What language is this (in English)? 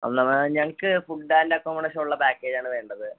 Malayalam